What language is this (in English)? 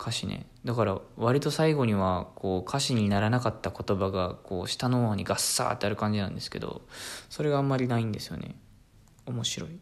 Japanese